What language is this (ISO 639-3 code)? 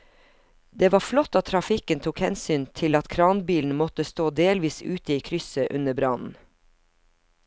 nor